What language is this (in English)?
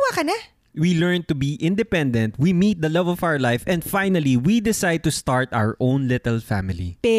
Filipino